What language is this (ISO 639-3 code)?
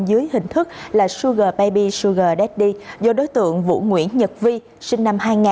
vie